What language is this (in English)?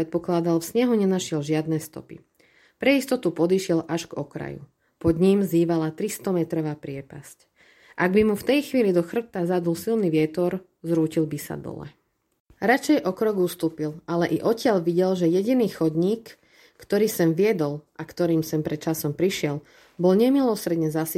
Slovak